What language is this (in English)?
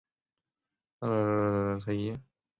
Chinese